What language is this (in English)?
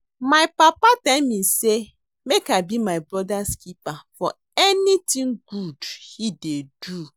Nigerian Pidgin